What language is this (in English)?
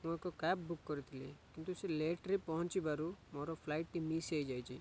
Odia